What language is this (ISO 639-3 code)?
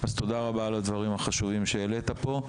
heb